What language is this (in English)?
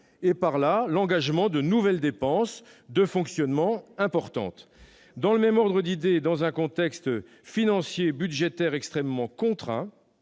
French